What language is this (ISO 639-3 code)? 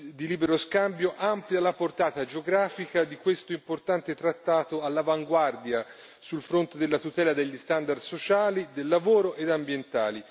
ita